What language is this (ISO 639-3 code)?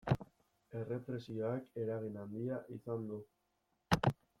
eus